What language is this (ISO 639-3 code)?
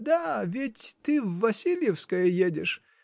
rus